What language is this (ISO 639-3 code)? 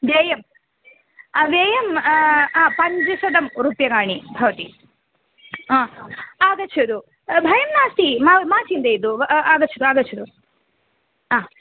san